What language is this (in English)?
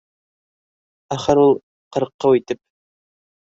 Bashkir